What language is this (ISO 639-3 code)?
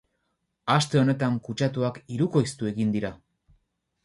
eus